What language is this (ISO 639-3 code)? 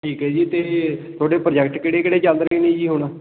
pan